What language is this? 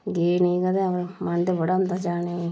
Dogri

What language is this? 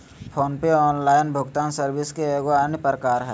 Magahi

